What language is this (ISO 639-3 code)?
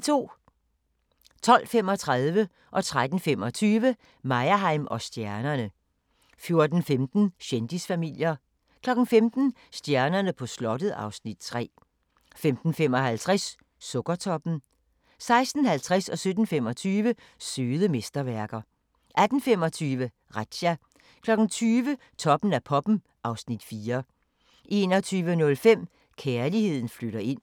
dan